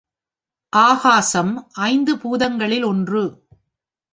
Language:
Tamil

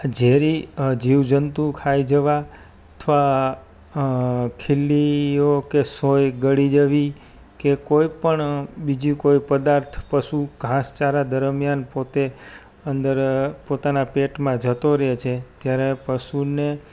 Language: Gujarati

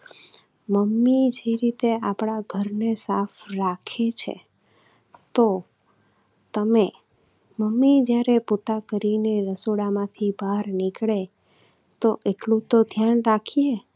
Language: Gujarati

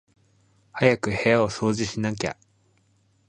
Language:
Japanese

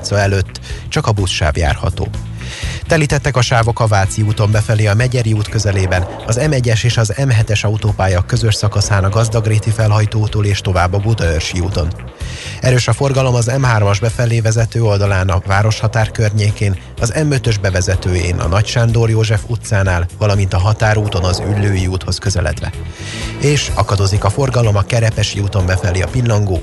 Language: Hungarian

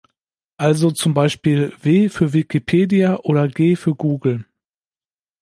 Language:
German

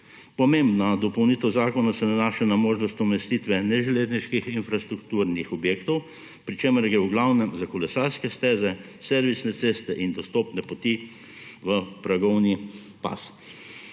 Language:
Slovenian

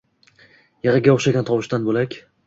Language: Uzbek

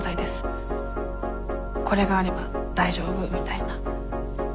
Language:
Japanese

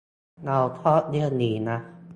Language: Thai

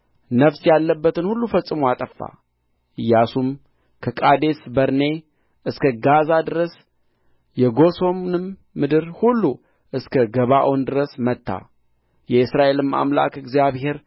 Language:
Amharic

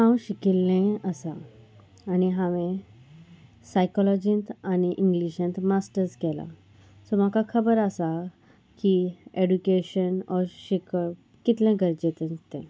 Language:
Konkani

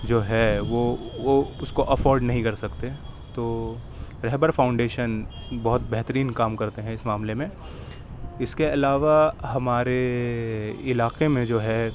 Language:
Urdu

